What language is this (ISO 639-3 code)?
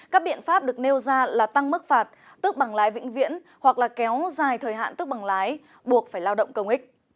vie